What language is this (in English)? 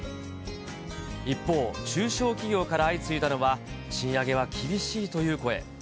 Japanese